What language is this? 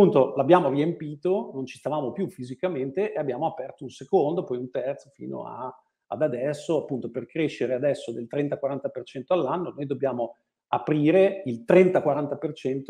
Italian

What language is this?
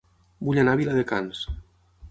Catalan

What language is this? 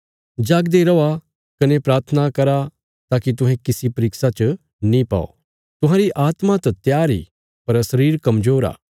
Bilaspuri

